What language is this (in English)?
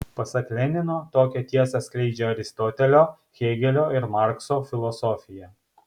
Lithuanian